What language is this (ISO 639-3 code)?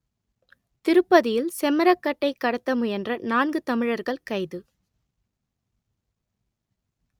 tam